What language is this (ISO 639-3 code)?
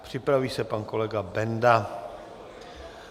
ces